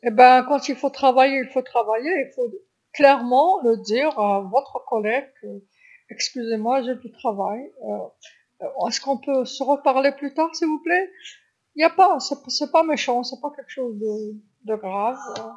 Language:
Algerian Arabic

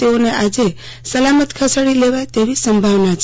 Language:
Gujarati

